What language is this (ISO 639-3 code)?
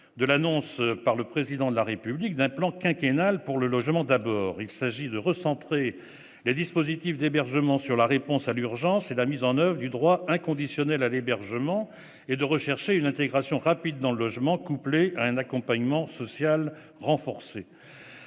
fra